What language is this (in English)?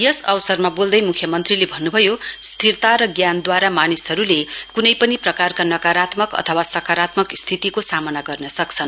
Nepali